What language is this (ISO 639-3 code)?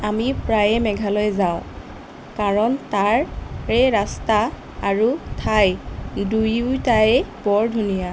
asm